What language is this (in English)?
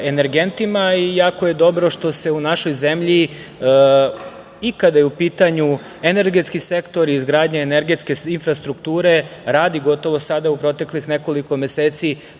Serbian